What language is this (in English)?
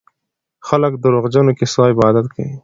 Pashto